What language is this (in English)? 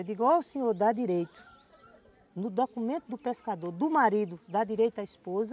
Portuguese